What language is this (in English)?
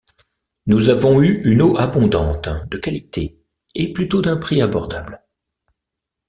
French